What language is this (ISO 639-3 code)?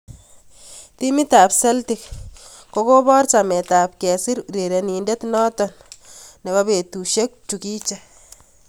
kln